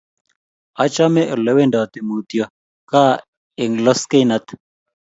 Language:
Kalenjin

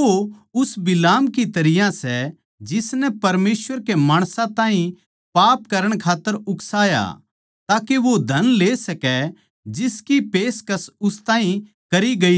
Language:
Haryanvi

